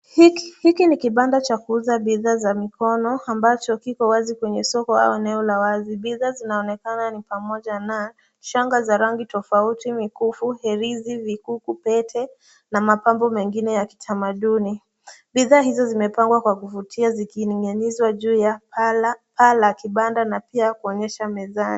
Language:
Swahili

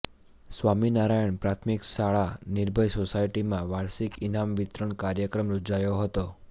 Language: Gujarati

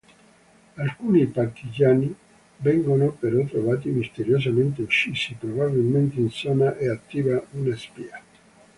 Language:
Italian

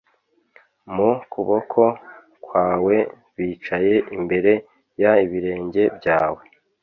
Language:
Kinyarwanda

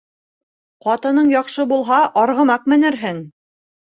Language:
Bashkir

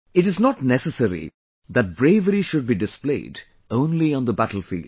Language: English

